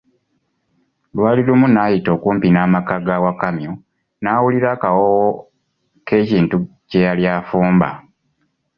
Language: Ganda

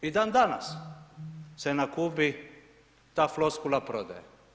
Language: Croatian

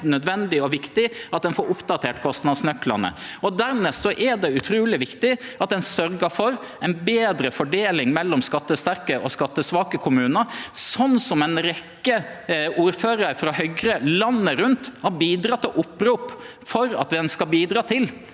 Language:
Norwegian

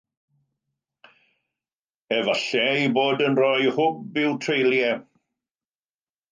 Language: Welsh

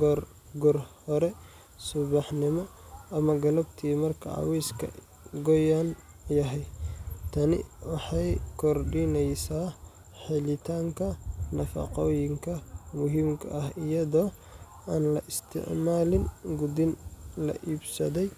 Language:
Somali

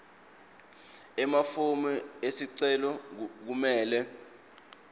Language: Swati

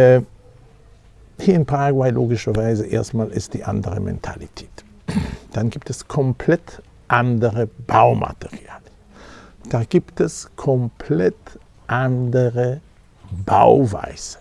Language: German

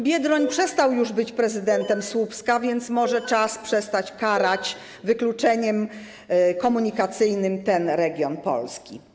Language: Polish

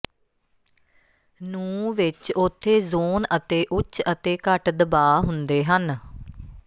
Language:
Punjabi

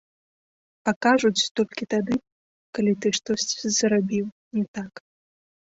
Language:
Belarusian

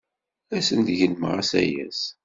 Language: Kabyle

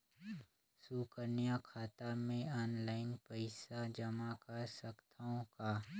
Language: Chhattisgarhi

